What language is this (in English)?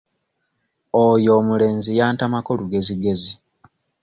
Ganda